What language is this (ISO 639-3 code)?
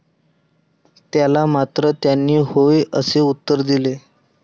mar